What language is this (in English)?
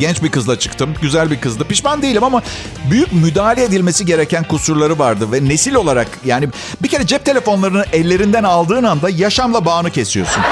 Turkish